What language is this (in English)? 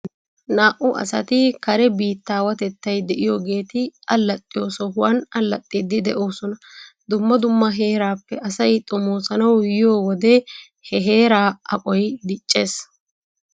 Wolaytta